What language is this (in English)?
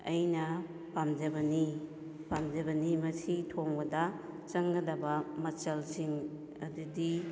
Manipuri